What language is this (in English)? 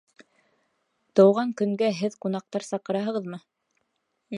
Bashkir